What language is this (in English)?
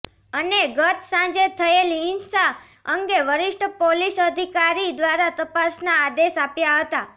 Gujarati